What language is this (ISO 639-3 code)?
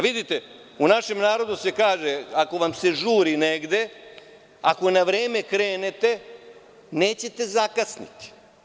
srp